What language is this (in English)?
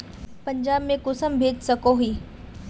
Magahi